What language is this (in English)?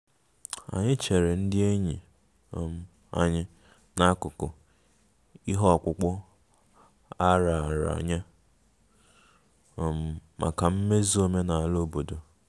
Igbo